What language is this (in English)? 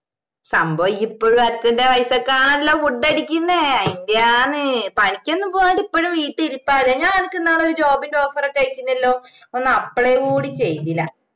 Malayalam